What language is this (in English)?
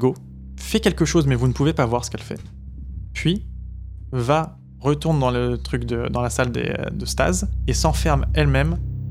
French